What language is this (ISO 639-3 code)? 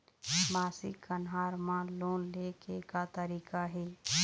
hne